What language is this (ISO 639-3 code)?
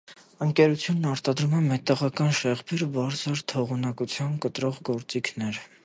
hye